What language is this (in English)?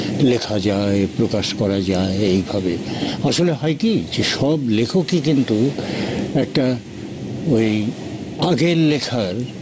Bangla